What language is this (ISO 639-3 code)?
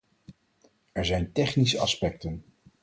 nld